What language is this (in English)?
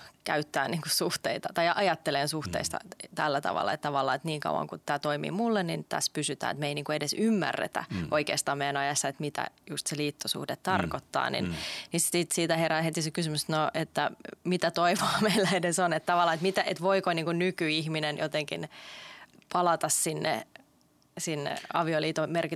Finnish